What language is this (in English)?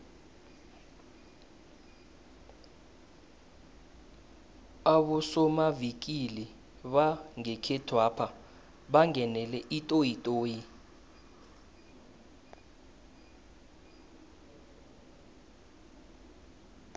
South Ndebele